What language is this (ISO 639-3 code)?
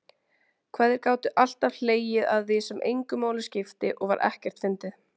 isl